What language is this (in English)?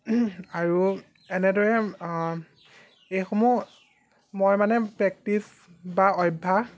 Assamese